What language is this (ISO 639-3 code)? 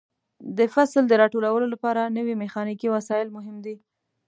pus